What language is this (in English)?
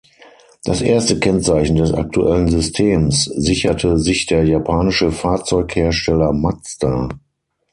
German